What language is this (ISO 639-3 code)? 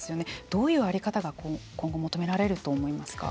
jpn